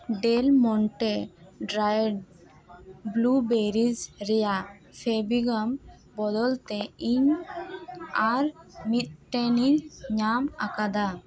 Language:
Santali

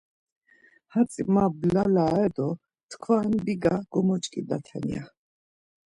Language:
Laz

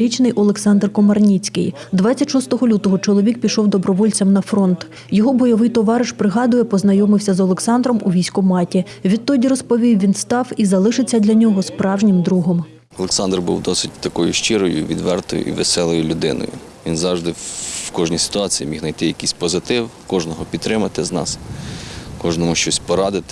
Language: Ukrainian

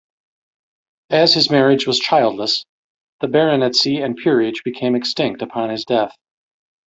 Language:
English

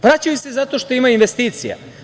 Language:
Serbian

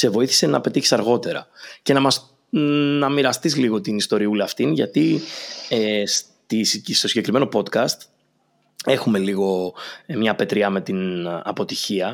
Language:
Greek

